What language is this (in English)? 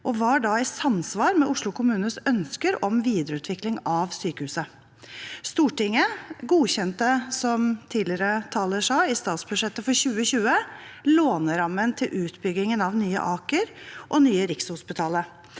Norwegian